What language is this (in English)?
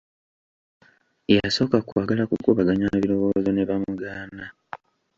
Ganda